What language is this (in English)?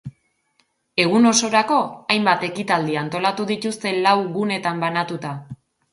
Basque